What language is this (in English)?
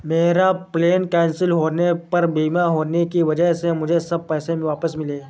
Hindi